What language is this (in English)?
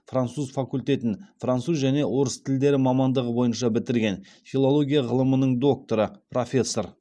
Kazakh